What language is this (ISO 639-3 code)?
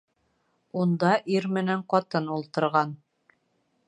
bak